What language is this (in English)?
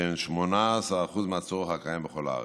Hebrew